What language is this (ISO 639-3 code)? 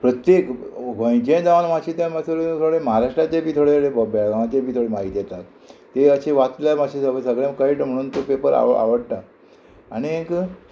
kok